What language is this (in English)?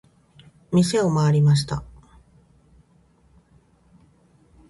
Japanese